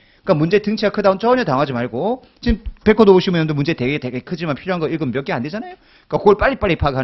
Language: Korean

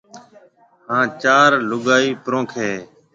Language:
Marwari (Pakistan)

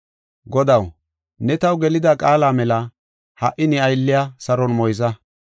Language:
Gofa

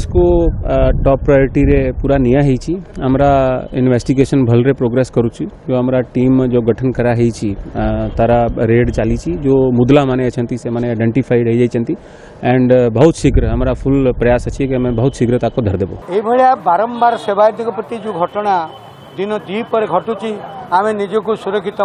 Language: Hindi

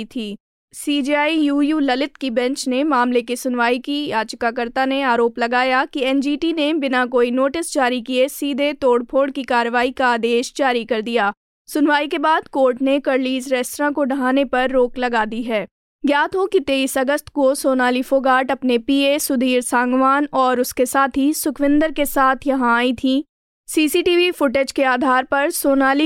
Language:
Hindi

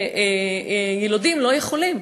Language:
Hebrew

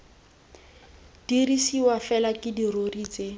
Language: Tswana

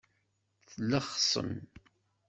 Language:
Kabyle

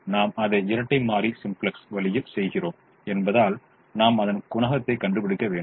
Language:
Tamil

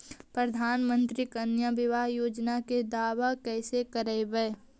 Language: Magahi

